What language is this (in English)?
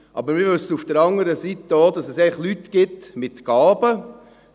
Swiss German